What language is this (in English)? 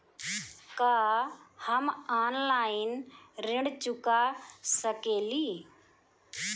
Bhojpuri